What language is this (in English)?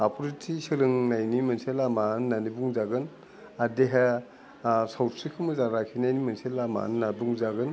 Bodo